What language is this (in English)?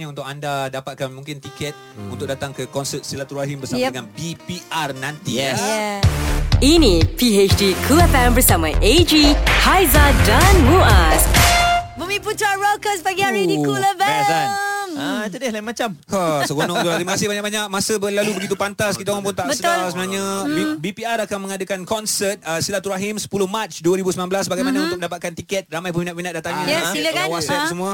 Malay